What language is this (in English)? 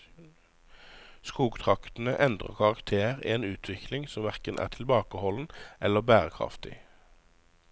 Norwegian